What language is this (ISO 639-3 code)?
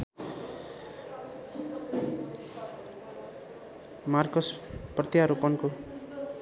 nep